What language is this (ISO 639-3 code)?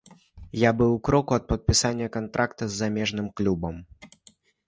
bel